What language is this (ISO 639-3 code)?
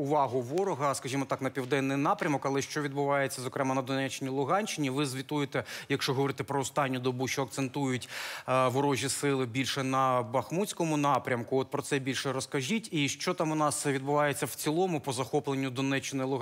ukr